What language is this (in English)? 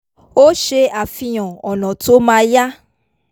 Yoruba